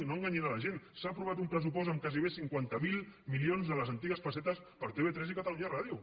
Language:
Catalan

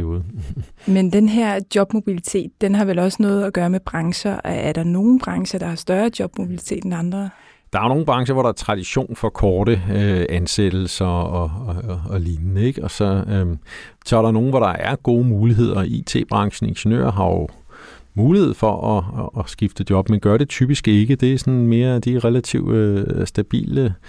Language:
Danish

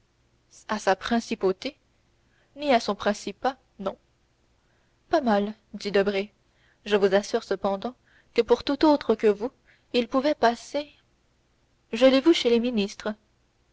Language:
French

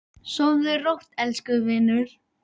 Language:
Icelandic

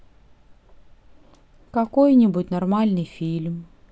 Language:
Russian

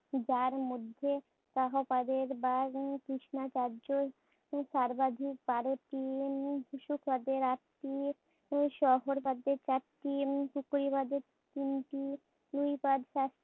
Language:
Bangla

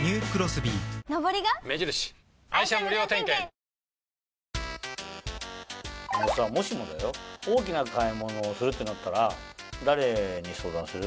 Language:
Japanese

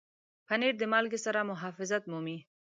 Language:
Pashto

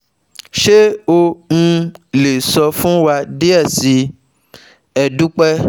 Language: Yoruba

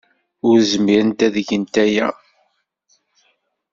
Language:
Kabyle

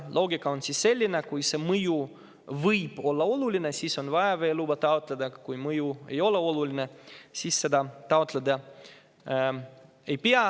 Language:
Estonian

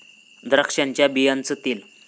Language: Marathi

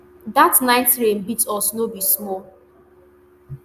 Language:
Nigerian Pidgin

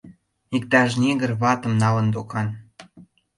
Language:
Mari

